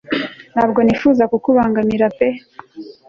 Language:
Kinyarwanda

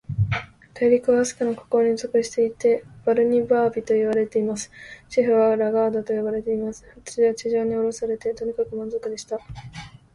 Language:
Japanese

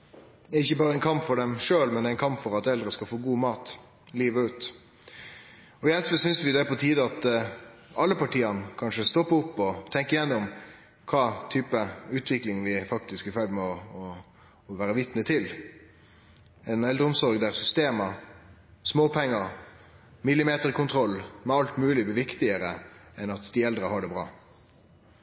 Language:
Norwegian Nynorsk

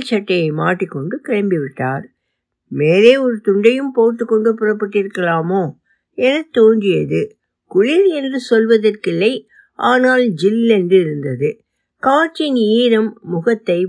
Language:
Tamil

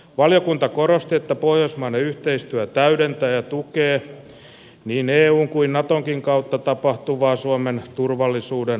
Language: Finnish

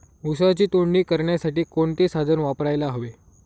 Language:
Marathi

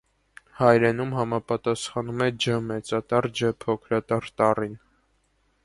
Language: Armenian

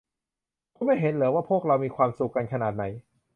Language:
Thai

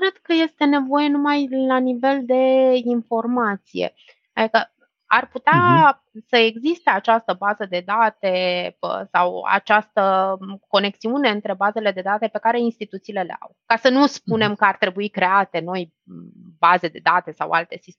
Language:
Romanian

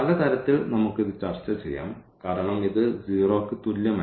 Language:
Malayalam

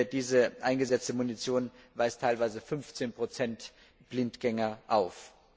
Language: German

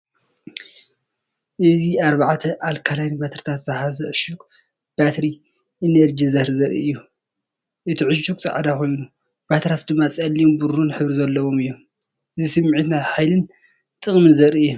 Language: Tigrinya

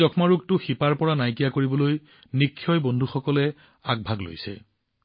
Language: Assamese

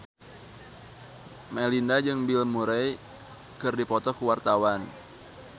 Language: Sundanese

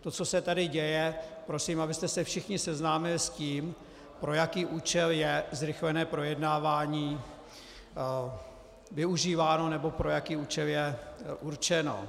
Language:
Czech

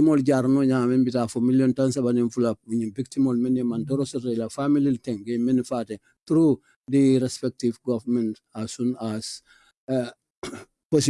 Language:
English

